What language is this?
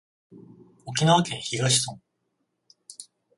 Japanese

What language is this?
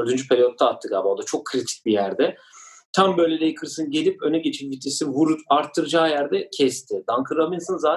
Turkish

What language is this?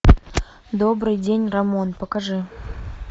Russian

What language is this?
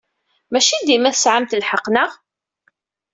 Kabyle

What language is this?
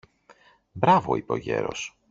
Greek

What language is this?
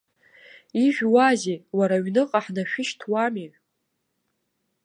Abkhazian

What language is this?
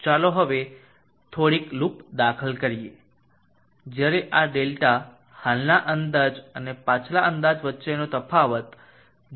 Gujarati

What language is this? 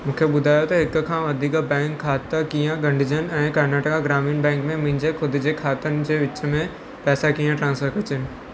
Sindhi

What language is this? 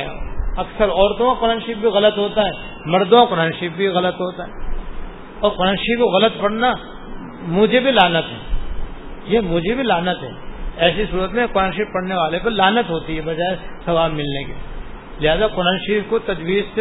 Urdu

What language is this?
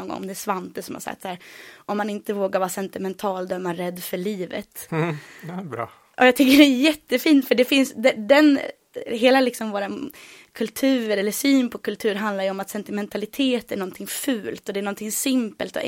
Swedish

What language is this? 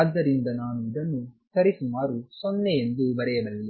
Kannada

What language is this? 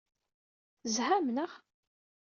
Kabyle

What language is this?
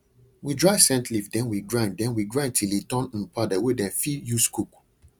Nigerian Pidgin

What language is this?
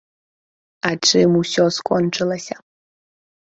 Belarusian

